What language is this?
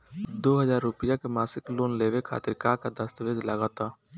Bhojpuri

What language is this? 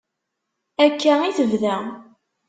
Kabyle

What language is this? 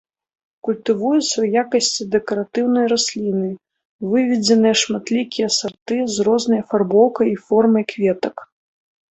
Belarusian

